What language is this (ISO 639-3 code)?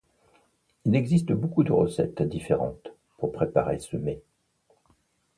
fra